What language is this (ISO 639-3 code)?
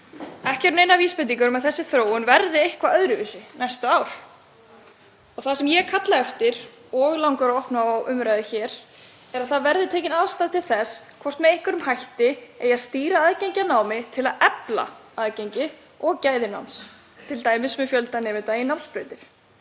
isl